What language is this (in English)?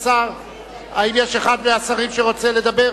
Hebrew